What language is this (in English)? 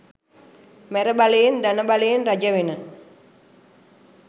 Sinhala